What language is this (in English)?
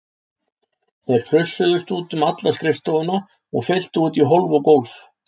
Icelandic